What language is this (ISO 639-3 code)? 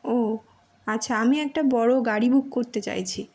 ben